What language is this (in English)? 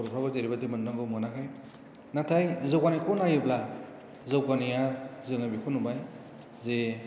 Bodo